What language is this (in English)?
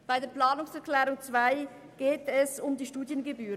Swiss German